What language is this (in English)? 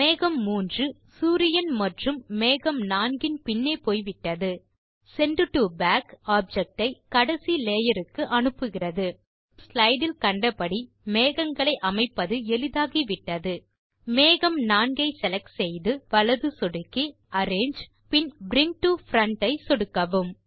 Tamil